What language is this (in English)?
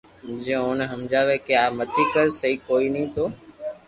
Loarki